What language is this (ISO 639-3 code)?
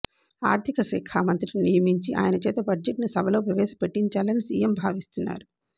tel